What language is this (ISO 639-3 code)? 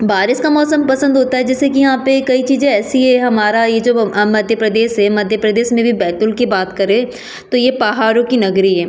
hin